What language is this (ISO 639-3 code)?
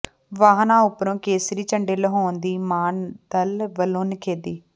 pan